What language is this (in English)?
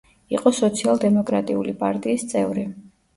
Georgian